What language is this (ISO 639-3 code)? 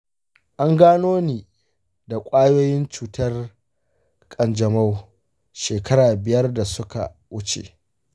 hau